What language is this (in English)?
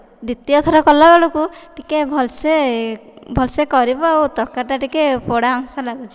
Odia